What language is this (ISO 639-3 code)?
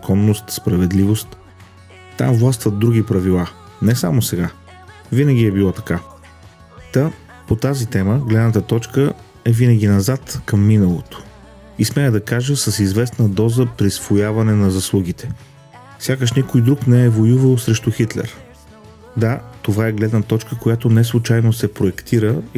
bul